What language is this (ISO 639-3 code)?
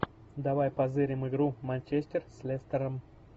rus